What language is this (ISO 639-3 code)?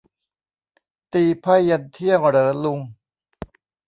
tha